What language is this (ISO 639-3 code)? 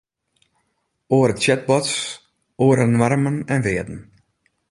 fry